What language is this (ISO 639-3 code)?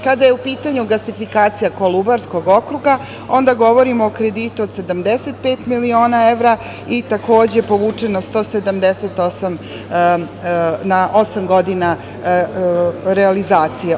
srp